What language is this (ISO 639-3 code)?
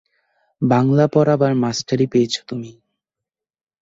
ben